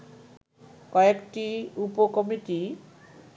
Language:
Bangla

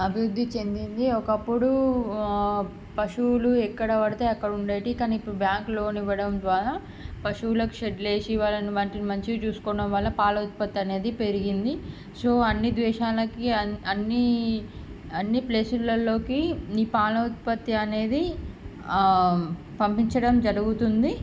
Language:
Telugu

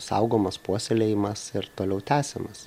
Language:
Lithuanian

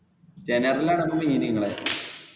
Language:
Malayalam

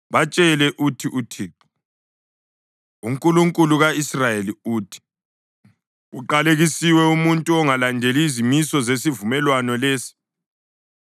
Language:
North Ndebele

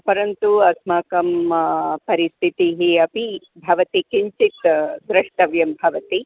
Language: Sanskrit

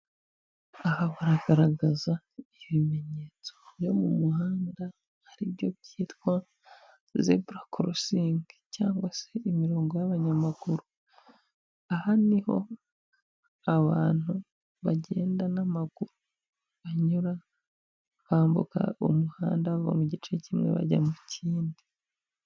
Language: Kinyarwanda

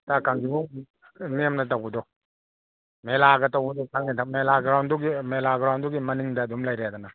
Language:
Manipuri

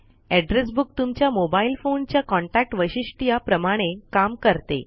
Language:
Marathi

